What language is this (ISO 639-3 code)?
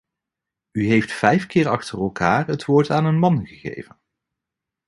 nld